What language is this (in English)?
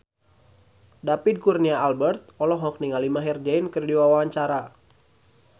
Sundanese